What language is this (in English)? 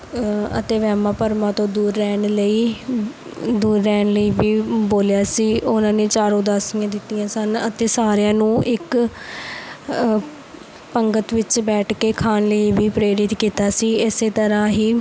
Punjabi